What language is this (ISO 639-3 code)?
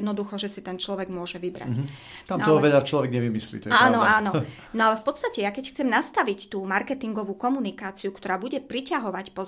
slk